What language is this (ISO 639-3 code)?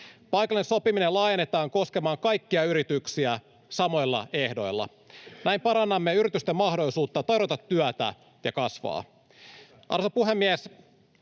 fin